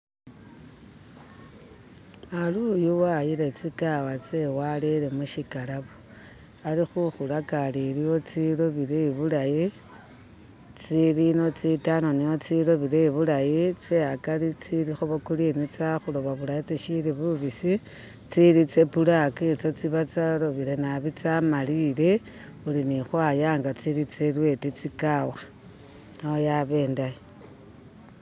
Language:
Masaaba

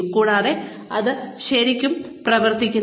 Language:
Malayalam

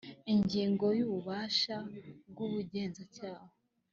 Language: Kinyarwanda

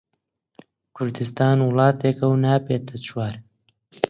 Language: Central Kurdish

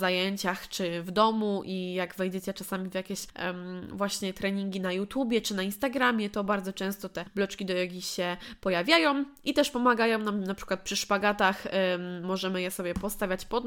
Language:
Polish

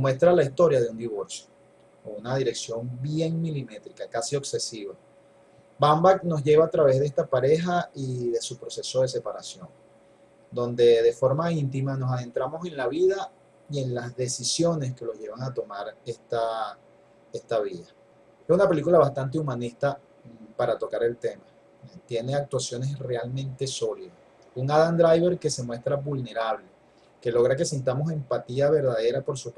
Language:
Spanish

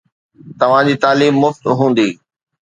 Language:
Sindhi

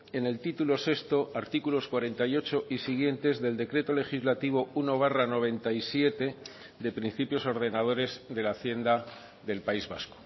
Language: Spanish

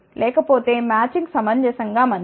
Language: Telugu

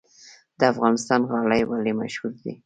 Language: Pashto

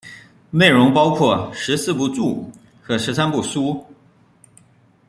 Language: Chinese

